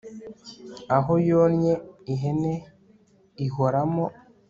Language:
Kinyarwanda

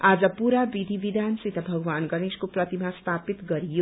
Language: Nepali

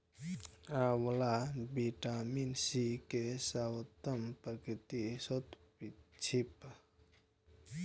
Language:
Maithili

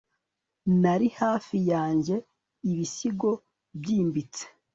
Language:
Kinyarwanda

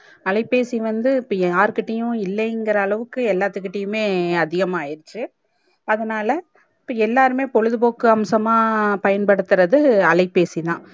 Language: Tamil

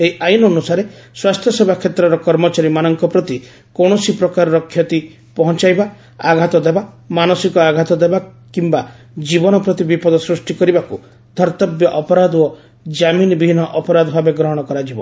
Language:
Odia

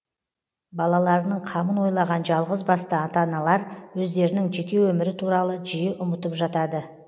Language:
Kazakh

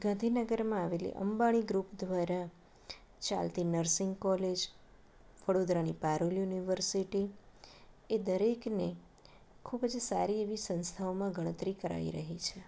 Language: Gujarati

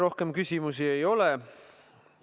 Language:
Estonian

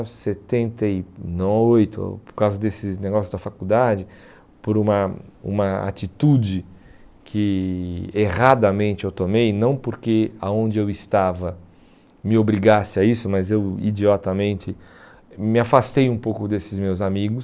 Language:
Portuguese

